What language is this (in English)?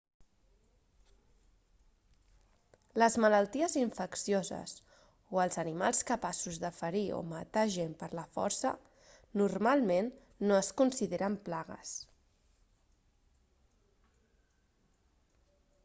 Catalan